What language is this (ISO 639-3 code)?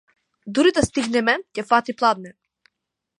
mkd